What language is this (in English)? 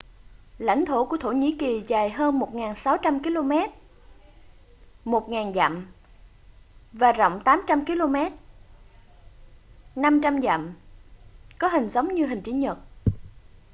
Vietnamese